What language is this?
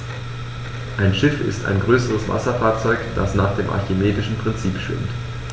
German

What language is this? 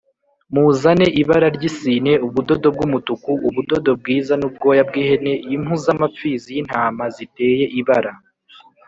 Kinyarwanda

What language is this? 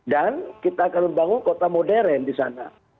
Indonesian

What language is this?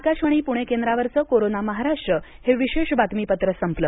Marathi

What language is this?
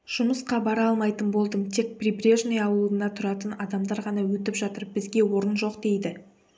Kazakh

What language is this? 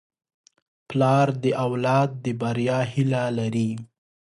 Pashto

